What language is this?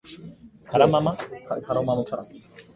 Japanese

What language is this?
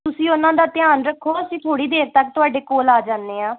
Punjabi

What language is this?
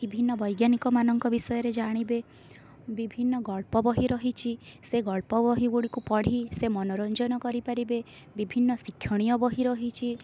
Odia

